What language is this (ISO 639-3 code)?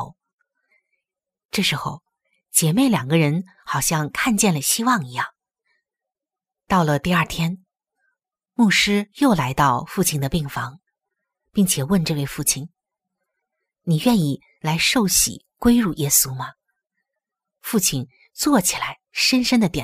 zho